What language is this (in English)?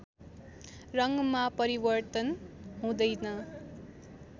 Nepali